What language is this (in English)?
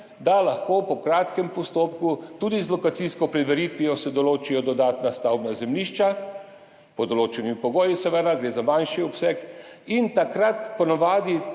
Slovenian